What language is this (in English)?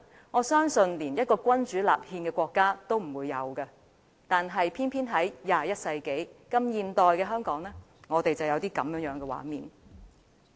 Cantonese